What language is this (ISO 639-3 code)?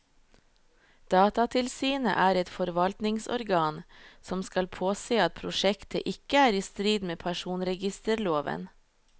nor